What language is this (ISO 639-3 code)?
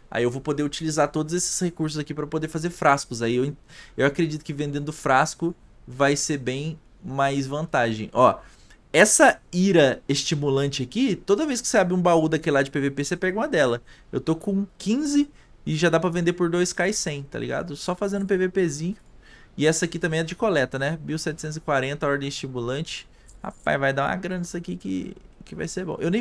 por